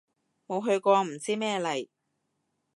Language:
Cantonese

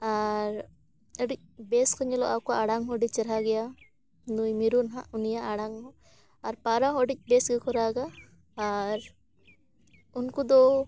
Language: Santali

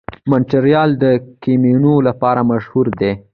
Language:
Pashto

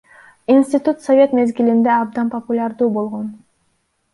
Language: Kyrgyz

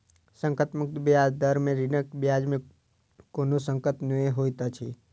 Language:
Maithili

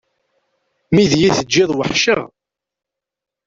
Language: Kabyle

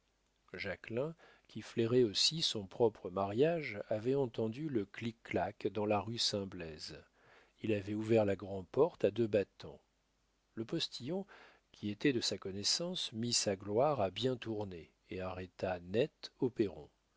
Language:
French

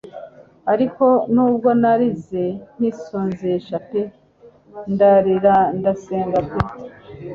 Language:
Kinyarwanda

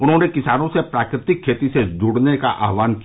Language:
Hindi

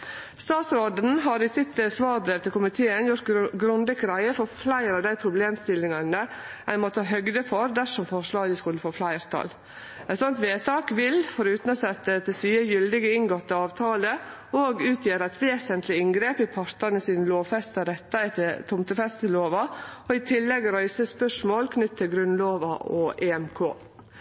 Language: Norwegian Nynorsk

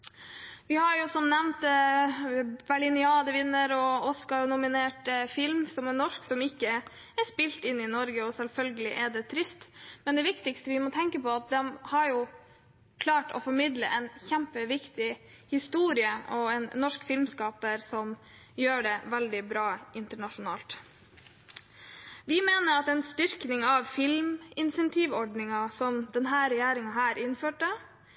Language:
Norwegian Bokmål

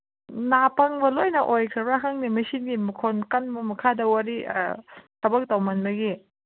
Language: Manipuri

